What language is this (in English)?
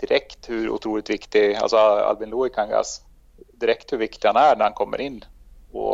Swedish